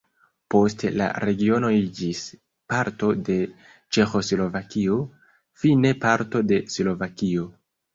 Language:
Esperanto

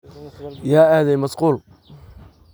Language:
Somali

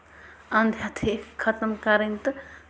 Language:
Kashmiri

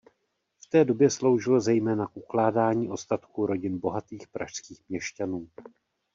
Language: Czech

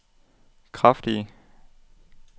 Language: Danish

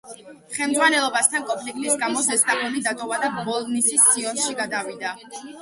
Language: Georgian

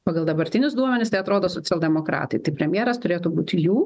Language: Lithuanian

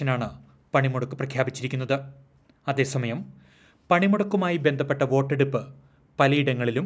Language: Malayalam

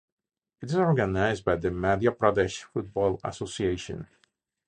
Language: English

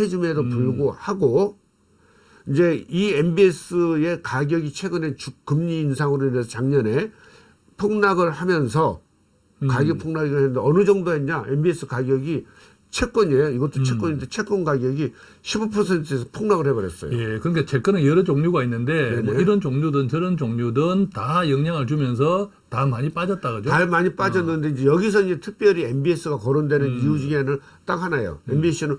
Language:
Korean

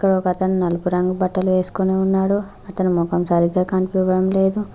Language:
Telugu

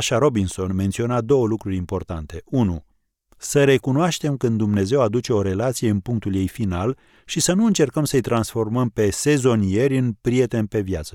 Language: Romanian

